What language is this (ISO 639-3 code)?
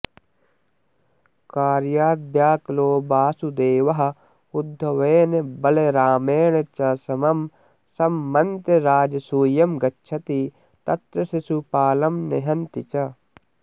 san